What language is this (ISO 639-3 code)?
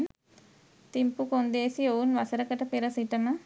sin